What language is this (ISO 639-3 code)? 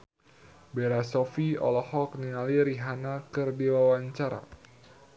sun